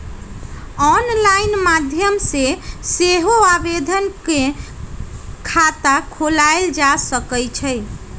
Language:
Magahi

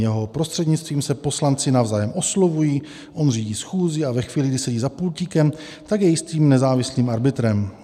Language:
Czech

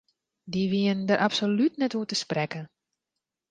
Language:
Western Frisian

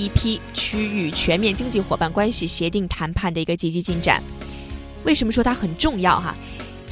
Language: Chinese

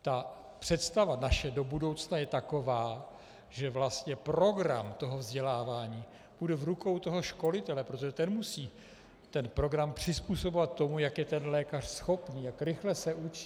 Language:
Czech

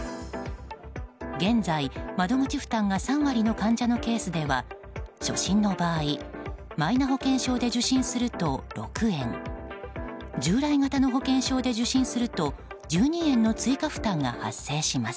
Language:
Japanese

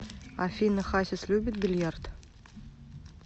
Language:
Russian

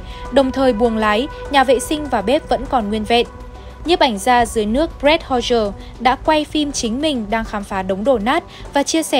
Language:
Vietnamese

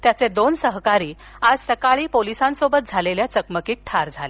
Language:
Marathi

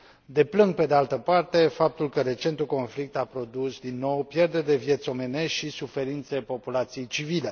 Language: Romanian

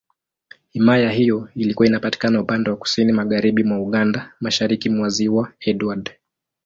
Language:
Swahili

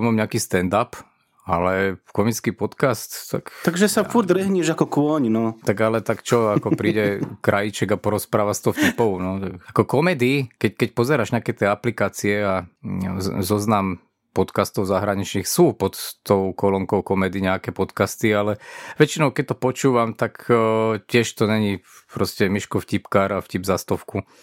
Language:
Slovak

